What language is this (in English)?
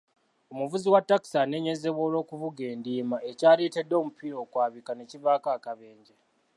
Ganda